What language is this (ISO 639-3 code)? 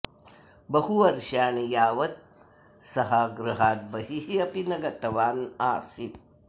san